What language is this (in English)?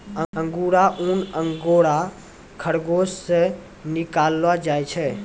Maithili